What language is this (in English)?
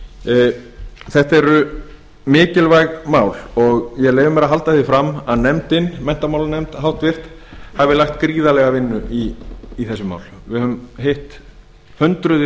Icelandic